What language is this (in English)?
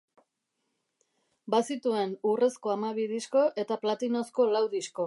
Basque